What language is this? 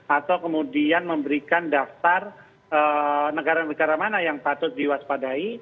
Indonesian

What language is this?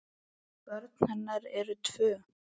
Icelandic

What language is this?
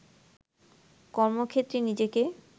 Bangla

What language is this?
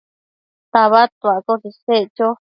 Matsés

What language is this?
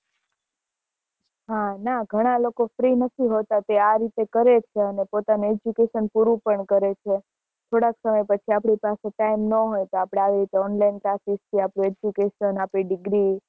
Gujarati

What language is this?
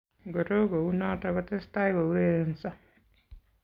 Kalenjin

